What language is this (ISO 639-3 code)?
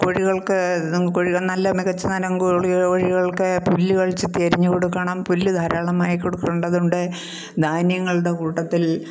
mal